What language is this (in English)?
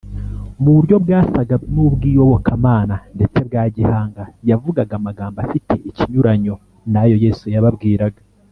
Kinyarwanda